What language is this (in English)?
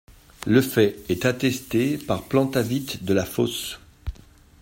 French